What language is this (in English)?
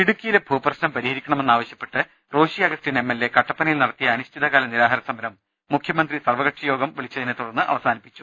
Malayalam